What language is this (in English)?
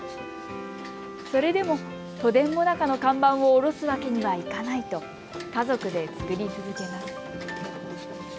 Japanese